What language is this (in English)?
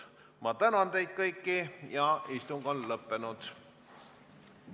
Estonian